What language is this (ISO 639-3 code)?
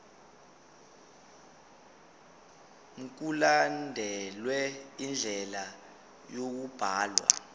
zul